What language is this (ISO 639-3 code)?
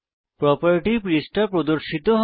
ben